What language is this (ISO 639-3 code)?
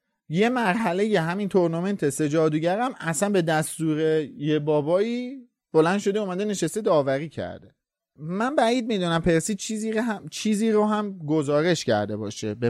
fas